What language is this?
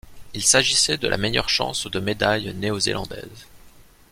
French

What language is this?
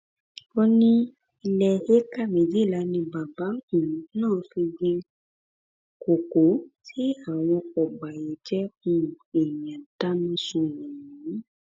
Yoruba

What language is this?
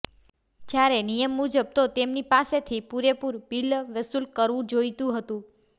Gujarati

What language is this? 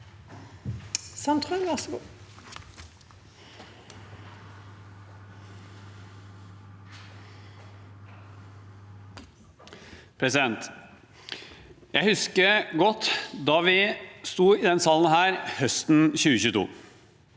Norwegian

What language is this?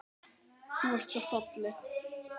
Icelandic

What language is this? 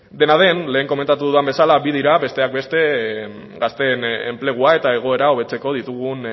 Basque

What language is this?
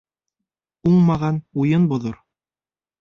Bashkir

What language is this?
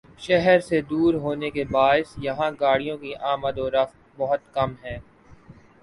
Urdu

